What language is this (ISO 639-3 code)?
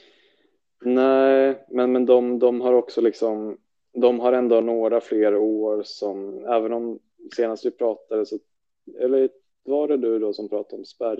swe